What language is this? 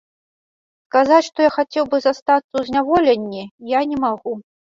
Belarusian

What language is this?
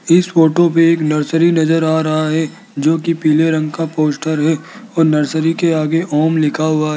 Hindi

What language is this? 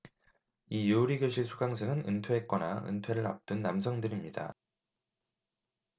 Korean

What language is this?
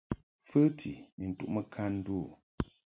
Mungaka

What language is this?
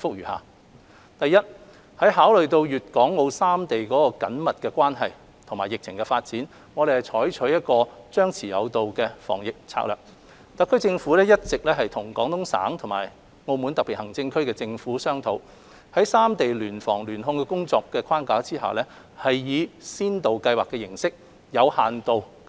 Cantonese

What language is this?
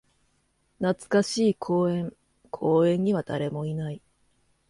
Japanese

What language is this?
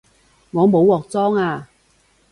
Cantonese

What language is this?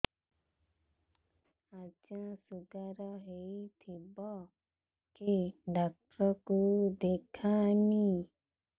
Odia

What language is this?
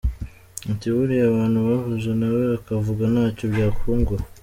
Kinyarwanda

